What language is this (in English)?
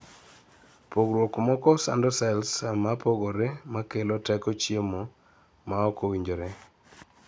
Luo (Kenya and Tanzania)